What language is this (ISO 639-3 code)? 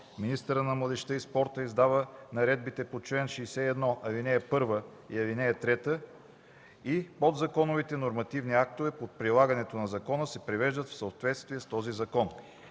bul